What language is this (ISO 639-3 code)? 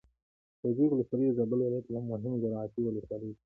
pus